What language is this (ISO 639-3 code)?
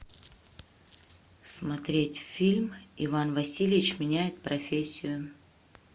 rus